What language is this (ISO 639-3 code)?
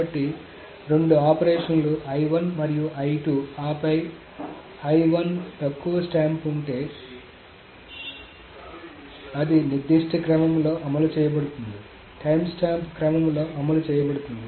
tel